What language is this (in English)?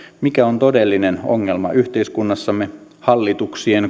Finnish